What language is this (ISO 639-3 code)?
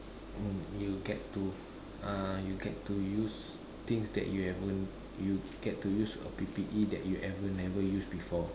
eng